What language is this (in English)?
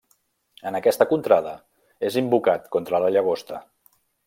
Catalan